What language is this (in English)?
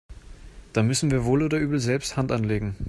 German